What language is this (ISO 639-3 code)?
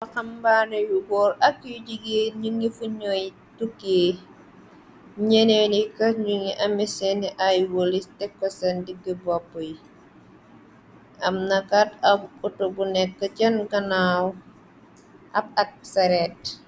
wol